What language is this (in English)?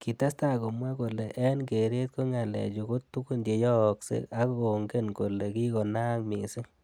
Kalenjin